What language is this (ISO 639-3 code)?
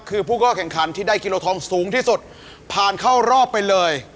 tha